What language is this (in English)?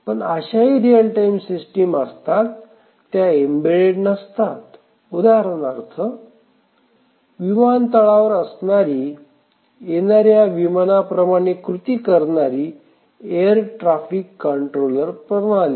Marathi